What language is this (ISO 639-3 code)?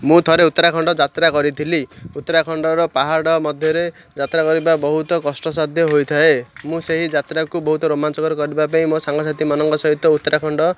ori